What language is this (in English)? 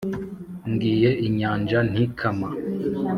Kinyarwanda